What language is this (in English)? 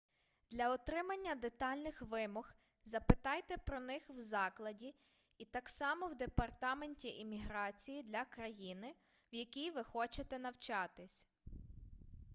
Ukrainian